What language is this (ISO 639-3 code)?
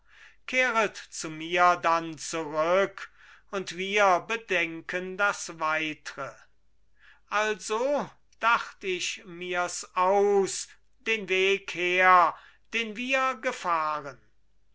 deu